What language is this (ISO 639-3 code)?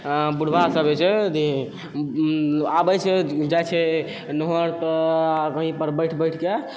mai